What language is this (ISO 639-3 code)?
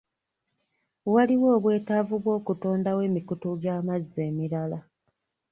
lug